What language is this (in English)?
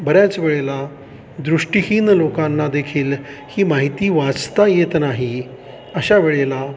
Marathi